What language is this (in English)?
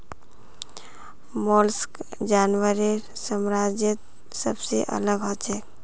Magahi